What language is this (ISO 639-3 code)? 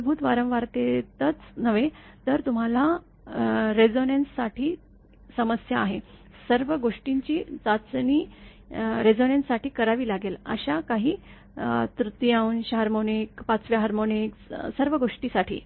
mar